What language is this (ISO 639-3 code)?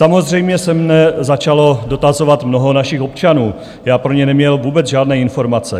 ces